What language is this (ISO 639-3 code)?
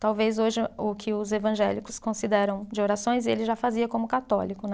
por